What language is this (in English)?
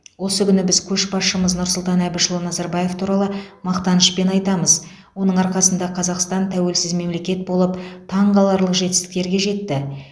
Kazakh